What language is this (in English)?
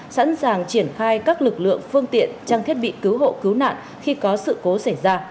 Vietnamese